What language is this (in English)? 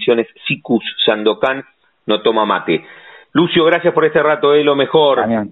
Spanish